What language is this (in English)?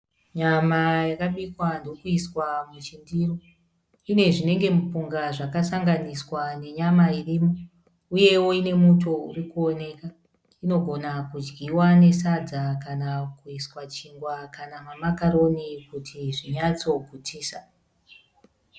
Shona